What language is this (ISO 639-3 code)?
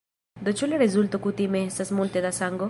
epo